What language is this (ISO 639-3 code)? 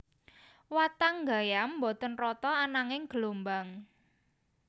jav